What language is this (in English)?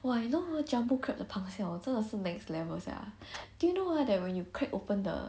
English